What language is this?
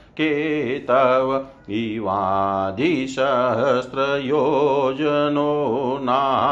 Hindi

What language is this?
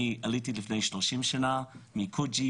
Hebrew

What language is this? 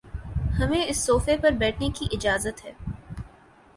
Urdu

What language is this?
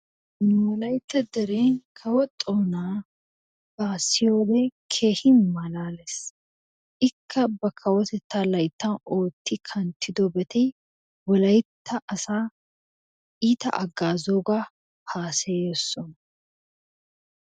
Wolaytta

